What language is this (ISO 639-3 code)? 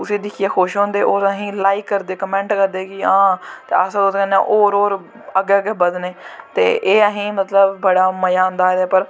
doi